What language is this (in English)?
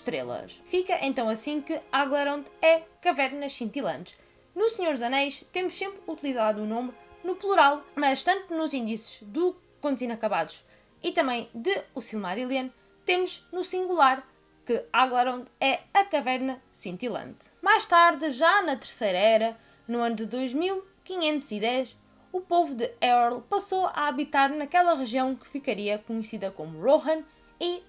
Portuguese